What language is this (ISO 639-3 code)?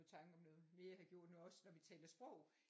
dan